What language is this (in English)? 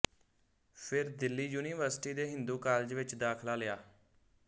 Punjabi